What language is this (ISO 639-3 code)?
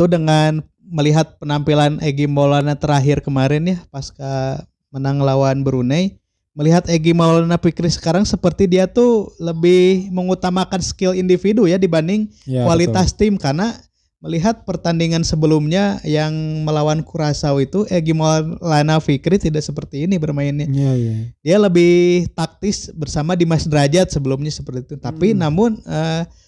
ind